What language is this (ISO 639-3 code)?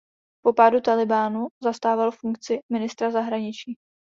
ces